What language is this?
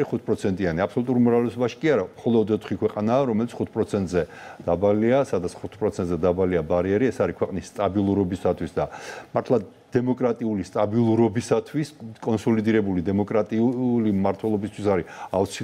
Romanian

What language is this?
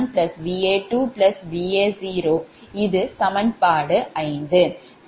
Tamil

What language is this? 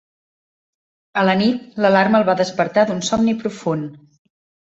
Catalan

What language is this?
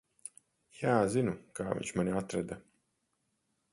Latvian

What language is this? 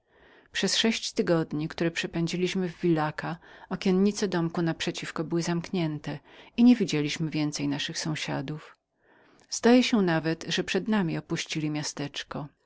Polish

